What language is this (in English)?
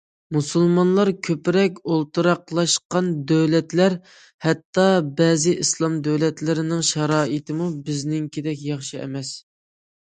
Uyghur